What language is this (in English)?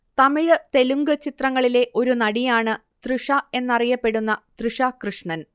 Malayalam